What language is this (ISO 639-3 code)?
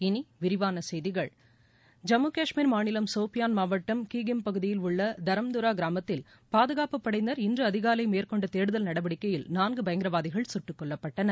tam